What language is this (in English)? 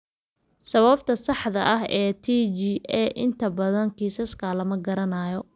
Somali